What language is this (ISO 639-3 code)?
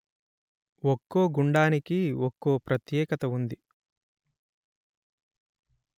tel